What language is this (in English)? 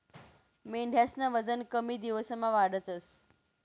Marathi